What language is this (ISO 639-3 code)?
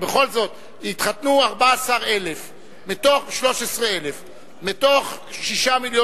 heb